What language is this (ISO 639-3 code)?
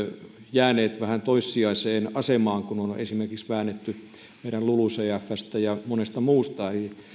fin